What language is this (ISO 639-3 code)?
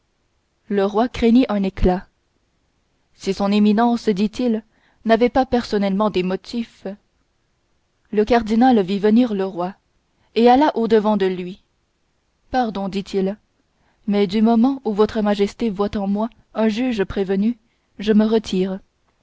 fra